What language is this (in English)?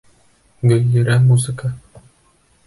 Bashkir